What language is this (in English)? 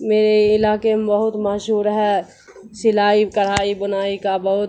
Urdu